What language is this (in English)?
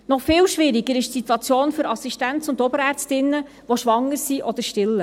Swiss German